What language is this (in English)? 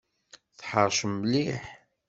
Kabyle